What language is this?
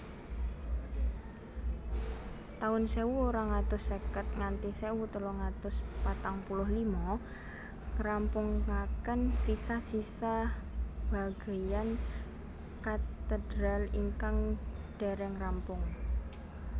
Javanese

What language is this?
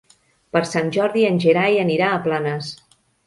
Catalan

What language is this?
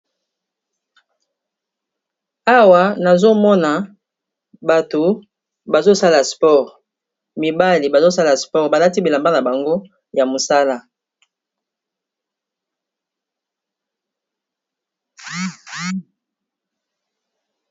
Lingala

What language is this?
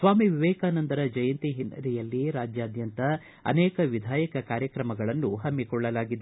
Kannada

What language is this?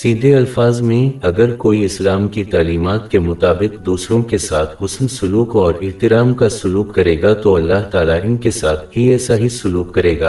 Urdu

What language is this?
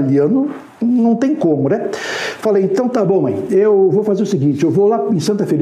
Portuguese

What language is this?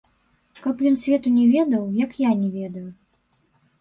Belarusian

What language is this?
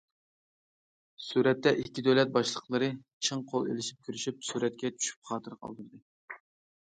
Uyghur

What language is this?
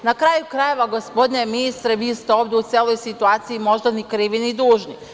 Serbian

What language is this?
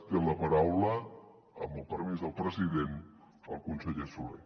Catalan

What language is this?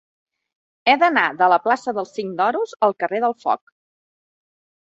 Catalan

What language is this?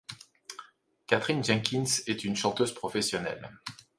French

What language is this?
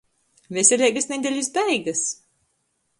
Latgalian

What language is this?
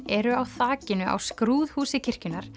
Icelandic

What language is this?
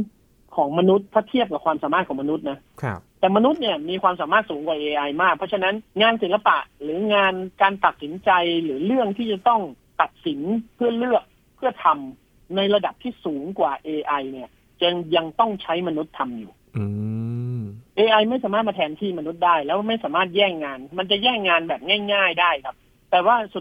Thai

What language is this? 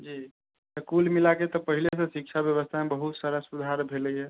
Maithili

